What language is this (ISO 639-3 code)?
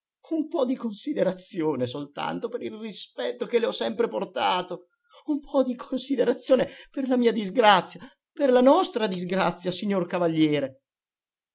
ita